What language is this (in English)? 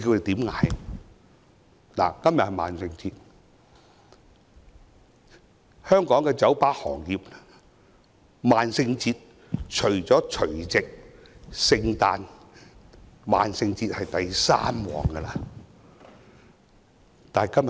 Cantonese